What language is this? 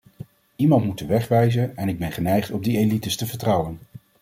Dutch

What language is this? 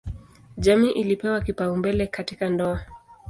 Swahili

